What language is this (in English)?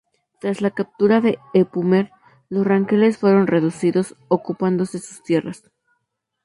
Spanish